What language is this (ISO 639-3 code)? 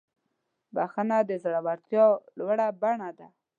pus